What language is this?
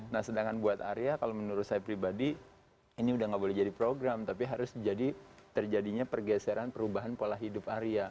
Indonesian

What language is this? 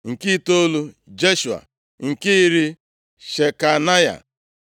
Igbo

